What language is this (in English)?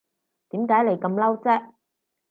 Cantonese